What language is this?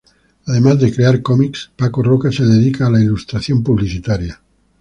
Spanish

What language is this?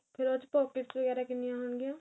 Punjabi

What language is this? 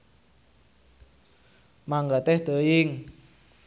Sundanese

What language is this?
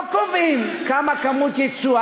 Hebrew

